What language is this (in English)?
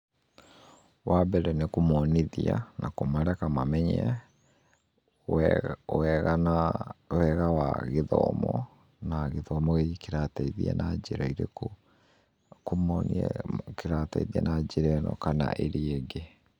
Kikuyu